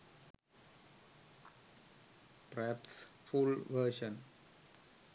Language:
Sinhala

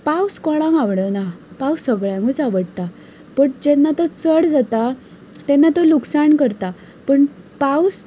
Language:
Konkani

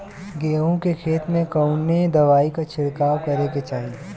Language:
Bhojpuri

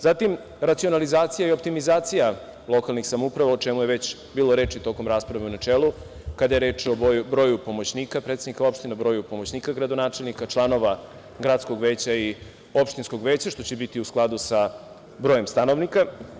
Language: Serbian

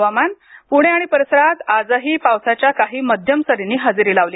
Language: Marathi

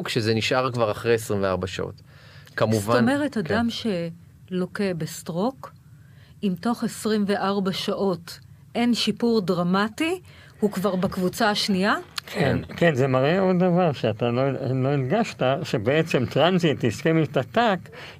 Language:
Hebrew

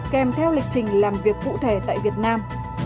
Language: Vietnamese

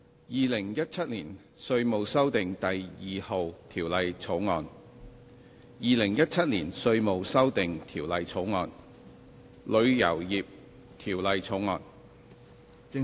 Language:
Cantonese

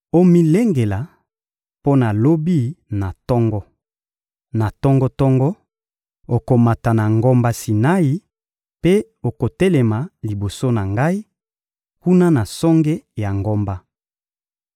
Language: Lingala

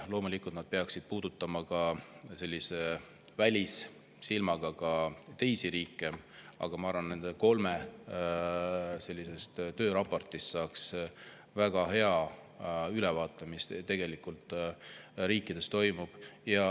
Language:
Estonian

